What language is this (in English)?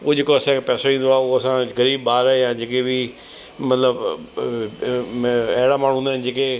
Sindhi